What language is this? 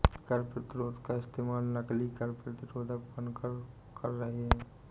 Hindi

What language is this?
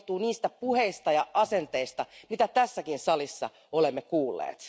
Finnish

